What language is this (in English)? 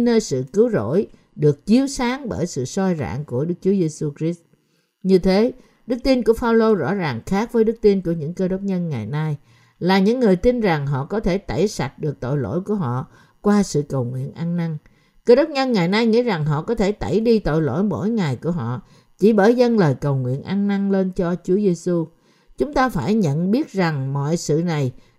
Vietnamese